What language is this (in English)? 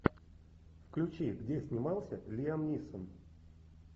Russian